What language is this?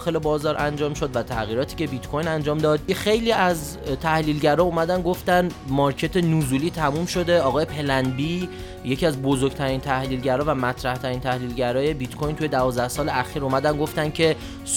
Persian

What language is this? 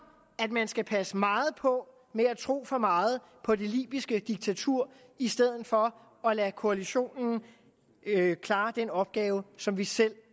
Danish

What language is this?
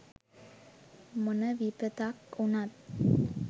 Sinhala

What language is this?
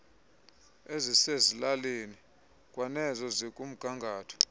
Xhosa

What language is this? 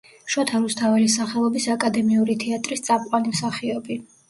Georgian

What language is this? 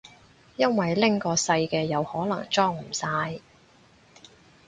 Cantonese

